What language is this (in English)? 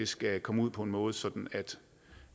Danish